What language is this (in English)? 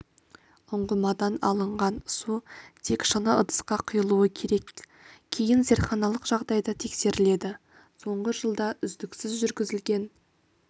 Kazakh